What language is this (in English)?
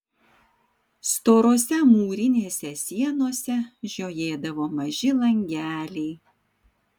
Lithuanian